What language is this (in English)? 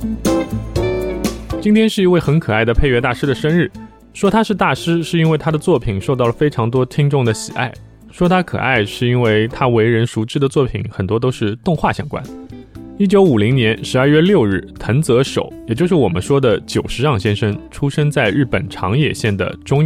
Chinese